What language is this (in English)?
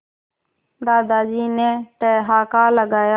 Hindi